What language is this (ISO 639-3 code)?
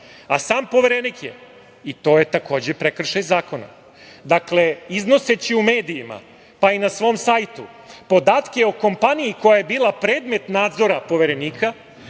srp